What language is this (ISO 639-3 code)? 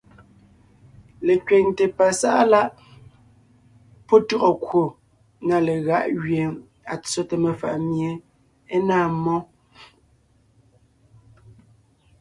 nnh